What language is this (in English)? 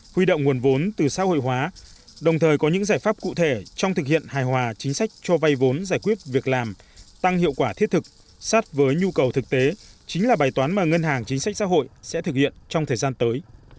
Vietnamese